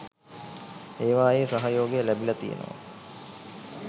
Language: Sinhala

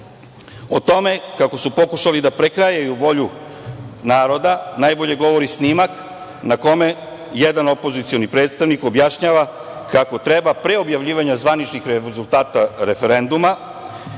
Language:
Serbian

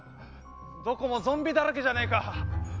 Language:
Japanese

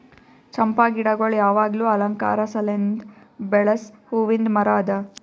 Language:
Kannada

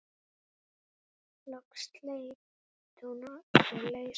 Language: Icelandic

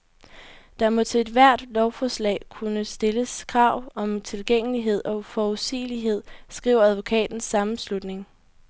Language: Danish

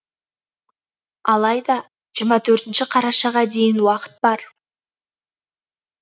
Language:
Kazakh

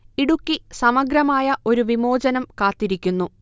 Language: Malayalam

